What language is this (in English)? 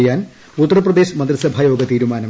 Malayalam